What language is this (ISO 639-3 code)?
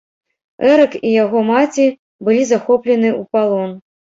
bel